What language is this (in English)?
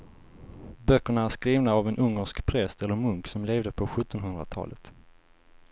Swedish